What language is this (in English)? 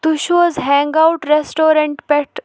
Kashmiri